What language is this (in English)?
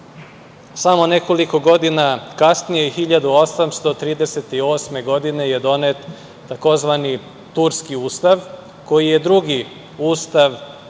Serbian